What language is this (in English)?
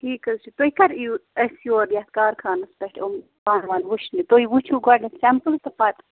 Kashmiri